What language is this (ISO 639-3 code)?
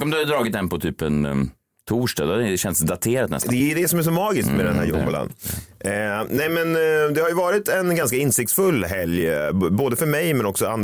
swe